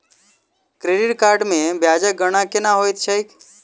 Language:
Maithili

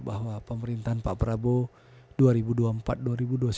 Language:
Indonesian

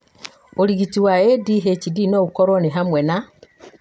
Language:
Kikuyu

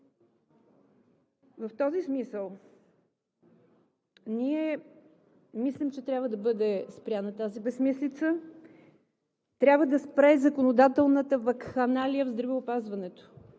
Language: Bulgarian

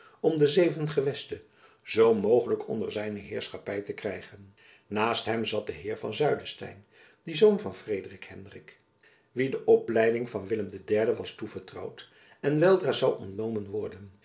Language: Dutch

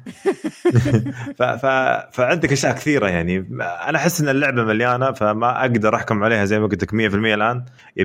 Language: Arabic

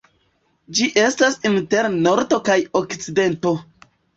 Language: Esperanto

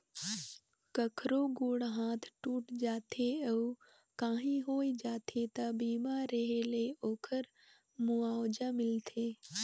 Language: Chhattisgarhi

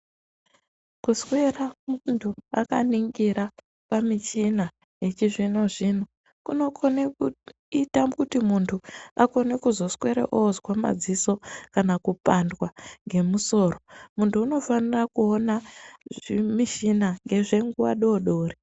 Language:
Ndau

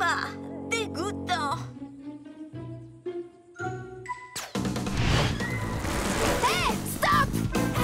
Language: French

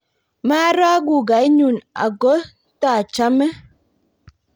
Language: Kalenjin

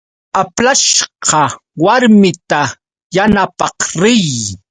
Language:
Yauyos Quechua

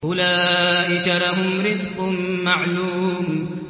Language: Arabic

